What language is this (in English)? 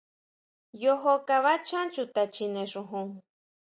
Huautla Mazatec